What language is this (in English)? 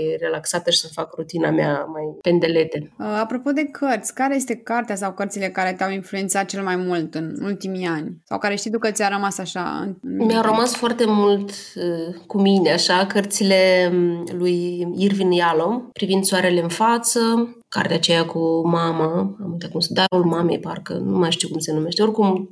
Romanian